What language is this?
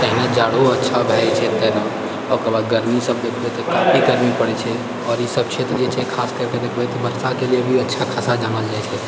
Maithili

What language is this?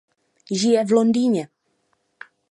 Czech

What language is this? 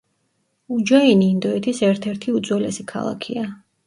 Georgian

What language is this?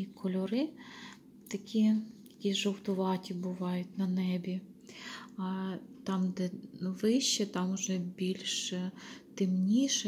Ukrainian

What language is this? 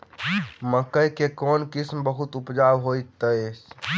Maithili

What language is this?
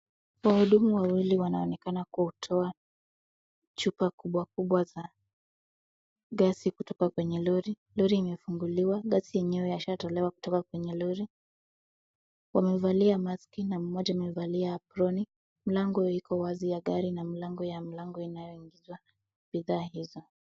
Swahili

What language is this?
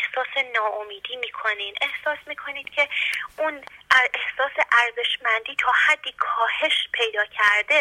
Persian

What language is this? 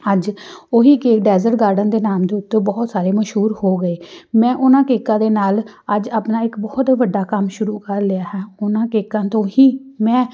Punjabi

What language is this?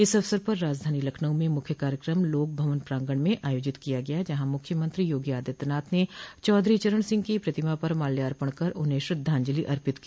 Hindi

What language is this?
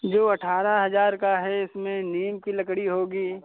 Hindi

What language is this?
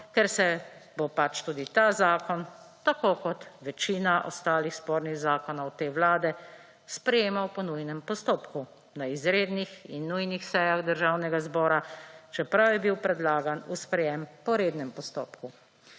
Slovenian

